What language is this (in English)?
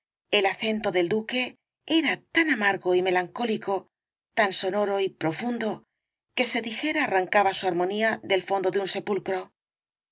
Spanish